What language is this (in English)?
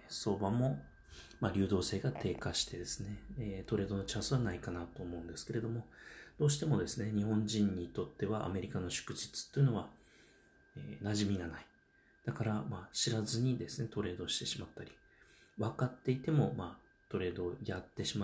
Japanese